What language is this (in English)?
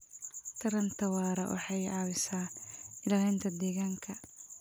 Somali